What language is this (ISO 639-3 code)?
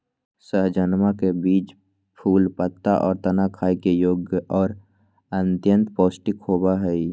mag